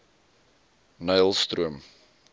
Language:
Afrikaans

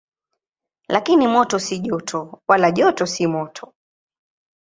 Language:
Swahili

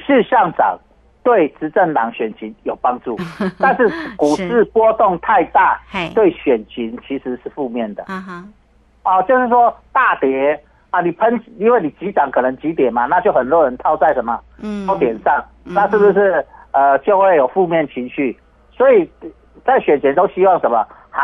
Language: Chinese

